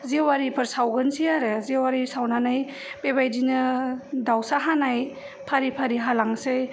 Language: Bodo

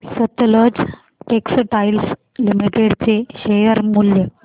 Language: Marathi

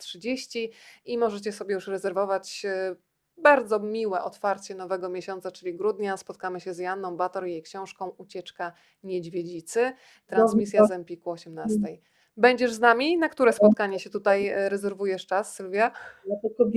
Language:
Polish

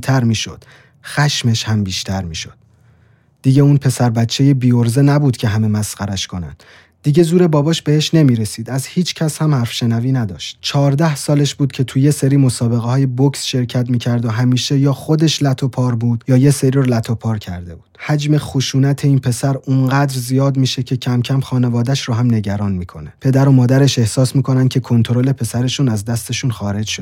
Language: Persian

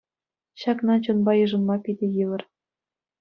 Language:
Chuvash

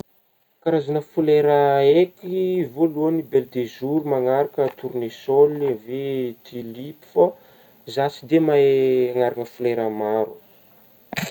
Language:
Northern Betsimisaraka Malagasy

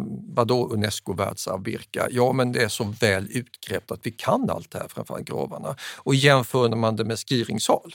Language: Swedish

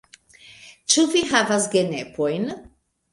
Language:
Esperanto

